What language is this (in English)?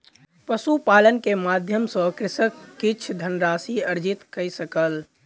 Maithili